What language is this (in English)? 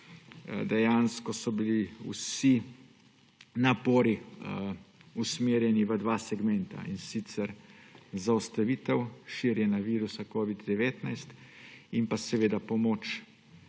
Slovenian